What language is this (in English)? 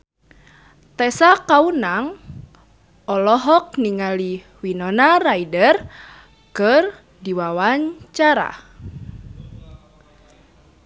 Sundanese